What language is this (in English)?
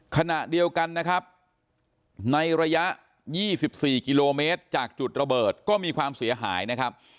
Thai